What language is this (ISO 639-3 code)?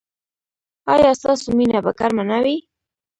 pus